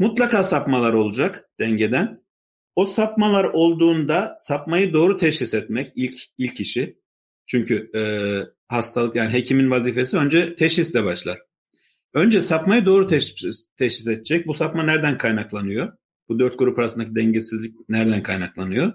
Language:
Turkish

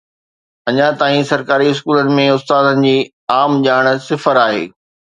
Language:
Sindhi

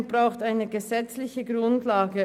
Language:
Swiss German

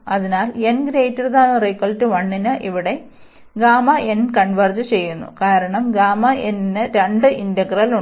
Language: Malayalam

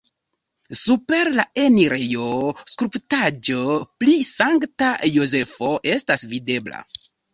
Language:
Esperanto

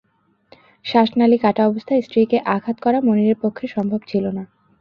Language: Bangla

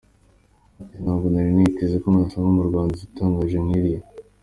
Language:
Kinyarwanda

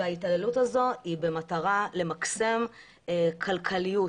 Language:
Hebrew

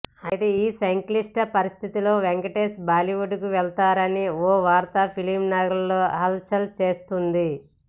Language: Telugu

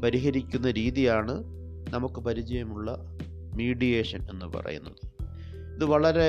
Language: Malayalam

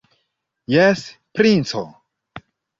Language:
Esperanto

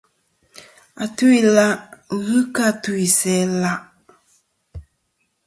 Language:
Kom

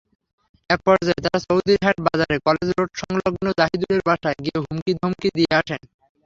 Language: Bangla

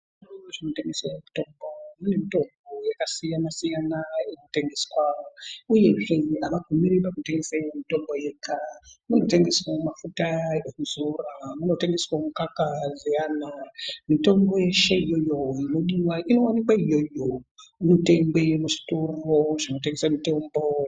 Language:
Ndau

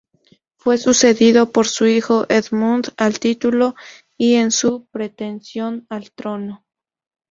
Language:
Spanish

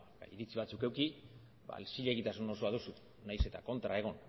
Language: Basque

